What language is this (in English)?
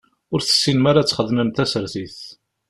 Kabyle